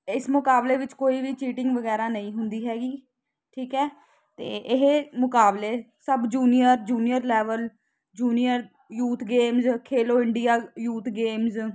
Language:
Punjabi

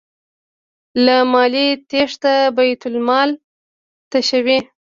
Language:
Pashto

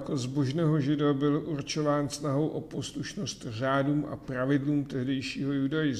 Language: Czech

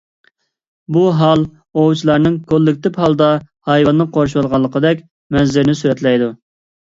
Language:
Uyghur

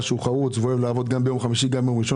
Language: Hebrew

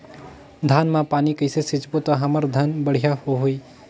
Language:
Chhattisgarhi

